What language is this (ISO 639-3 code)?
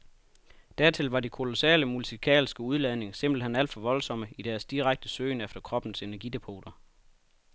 dan